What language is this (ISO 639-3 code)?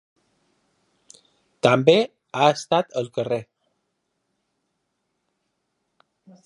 cat